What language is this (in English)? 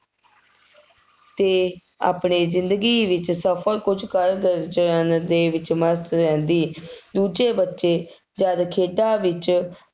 Punjabi